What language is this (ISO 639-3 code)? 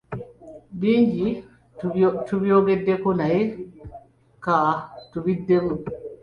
lug